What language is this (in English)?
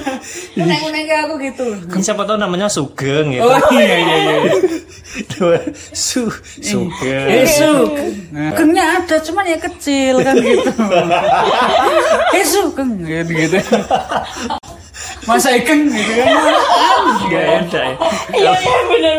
Indonesian